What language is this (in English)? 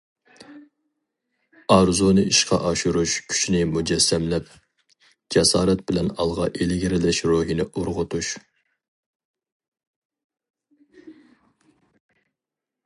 Uyghur